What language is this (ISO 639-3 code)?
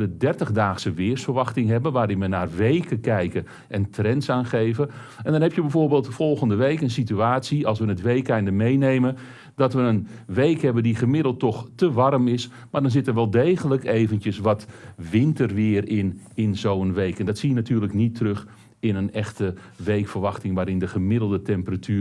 nld